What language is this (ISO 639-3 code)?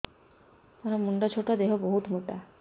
ori